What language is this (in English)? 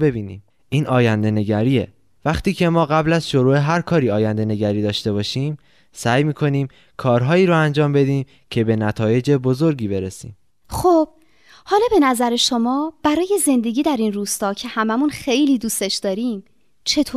Persian